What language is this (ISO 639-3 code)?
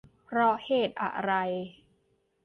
tha